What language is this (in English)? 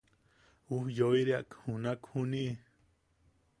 Yaqui